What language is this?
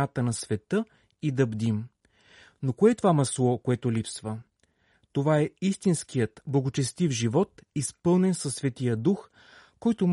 Bulgarian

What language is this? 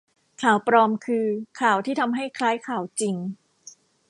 Thai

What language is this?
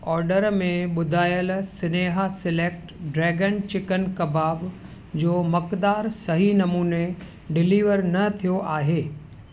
Sindhi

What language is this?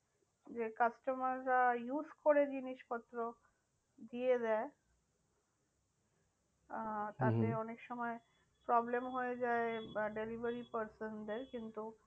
Bangla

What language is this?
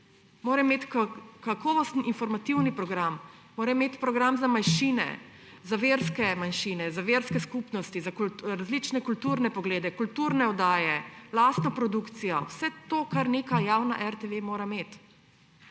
Slovenian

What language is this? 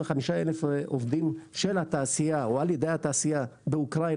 Hebrew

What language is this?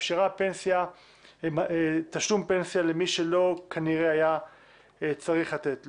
Hebrew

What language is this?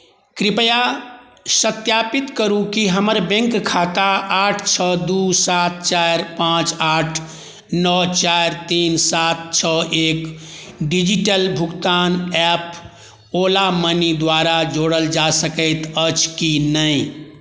Maithili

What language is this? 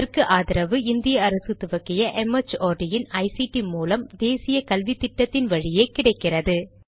Tamil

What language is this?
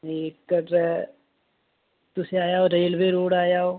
Dogri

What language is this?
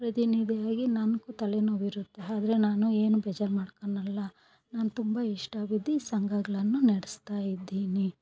Kannada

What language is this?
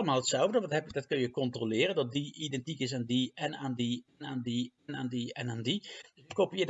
Dutch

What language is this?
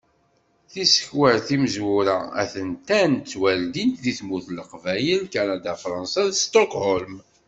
Kabyle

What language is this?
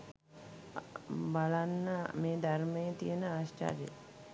Sinhala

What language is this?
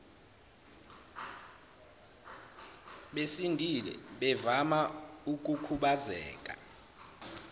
Zulu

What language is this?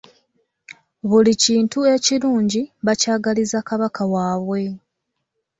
Ganda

